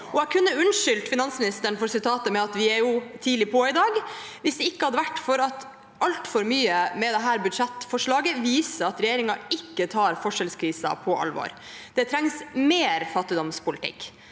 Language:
Norwegian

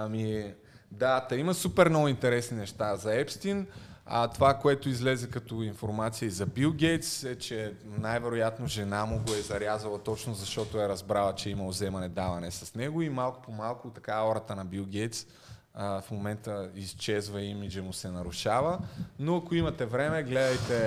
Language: Bulgarian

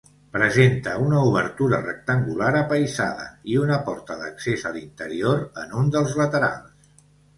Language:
Catalan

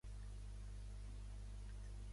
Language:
Catalan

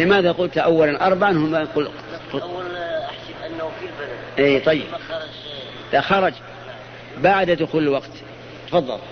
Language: Arabic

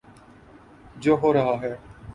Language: Urdu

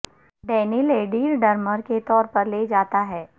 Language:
Urdu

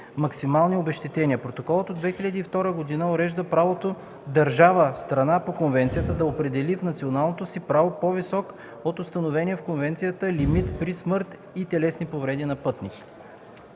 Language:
Bulgarian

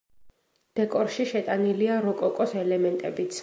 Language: Georgian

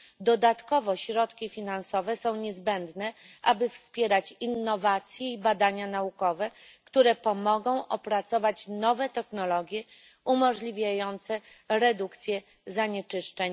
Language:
Polish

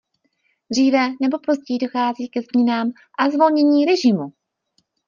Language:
Czech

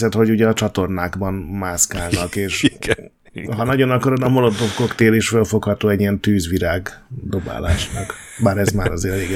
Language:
Hungarian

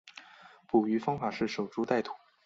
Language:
Chinese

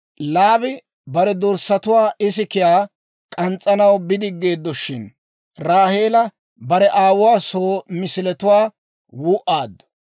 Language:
Dawro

